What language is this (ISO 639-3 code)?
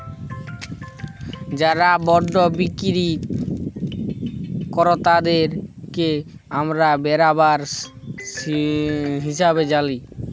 ben